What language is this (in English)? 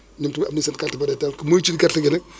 Wolof